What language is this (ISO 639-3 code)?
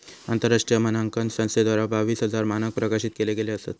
mar